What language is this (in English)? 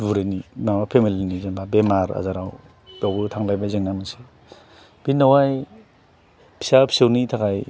Bodo